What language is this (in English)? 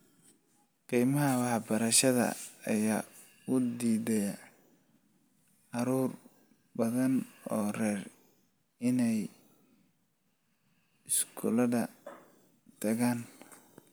Somali